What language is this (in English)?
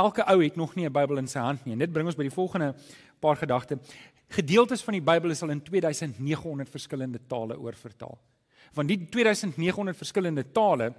Dutch